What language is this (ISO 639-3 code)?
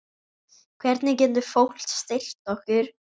isl